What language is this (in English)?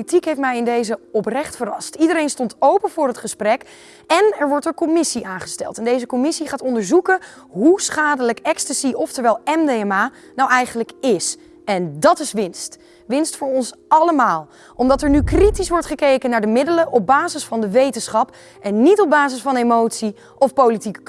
Dutch